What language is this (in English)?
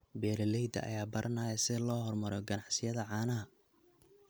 Somali